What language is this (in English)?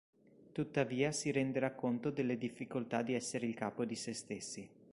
Italian